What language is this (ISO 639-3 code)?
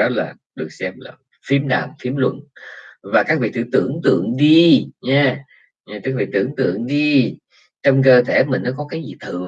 vie